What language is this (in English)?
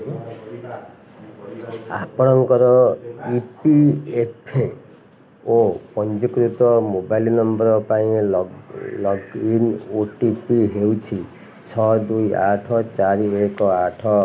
Odia